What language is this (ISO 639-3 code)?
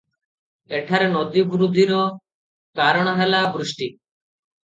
ori